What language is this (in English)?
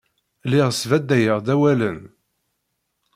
Kabyle